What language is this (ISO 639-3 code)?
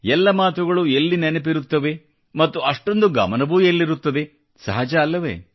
kan